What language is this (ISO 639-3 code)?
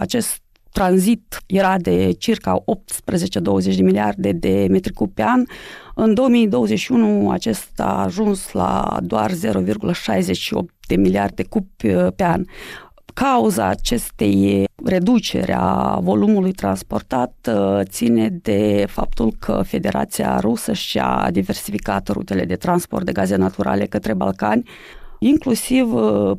ron